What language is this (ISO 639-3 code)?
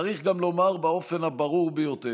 heb